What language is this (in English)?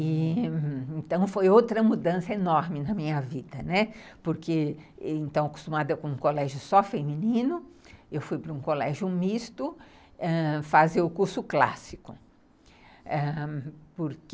Portuguese